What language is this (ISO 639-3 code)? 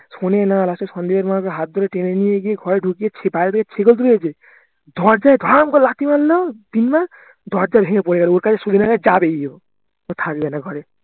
ben